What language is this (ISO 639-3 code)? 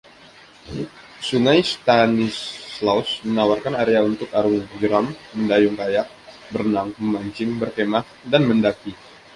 ind